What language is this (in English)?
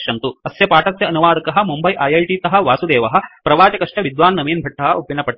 Sanskrit